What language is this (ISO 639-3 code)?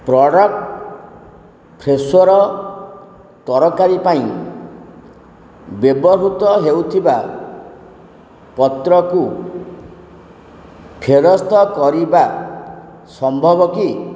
ori